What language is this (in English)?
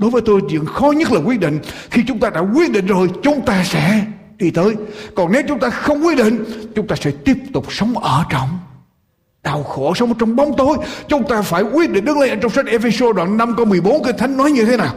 Vietnamese